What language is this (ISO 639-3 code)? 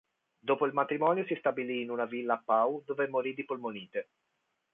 ita